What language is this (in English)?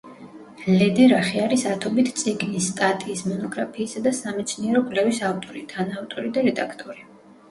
Georgian